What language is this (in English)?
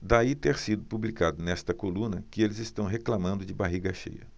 Portuguese